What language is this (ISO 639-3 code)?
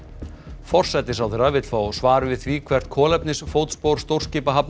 isl